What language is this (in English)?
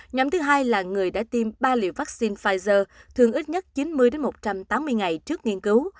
Vietnamese